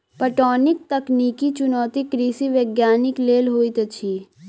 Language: Maithili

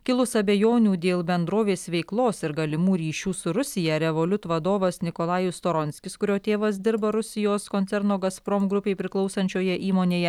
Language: Lithuanian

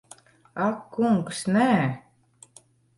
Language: Latvian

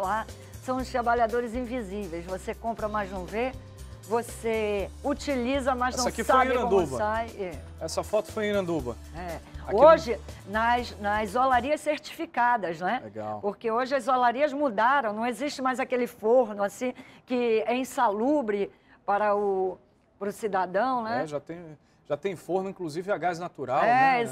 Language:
Portuguese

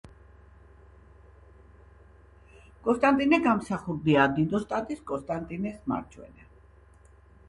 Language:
Georgian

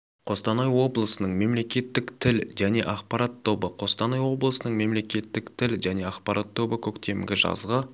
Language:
Kazakh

